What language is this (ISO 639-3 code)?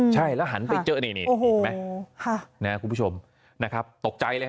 tha